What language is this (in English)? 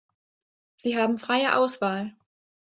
German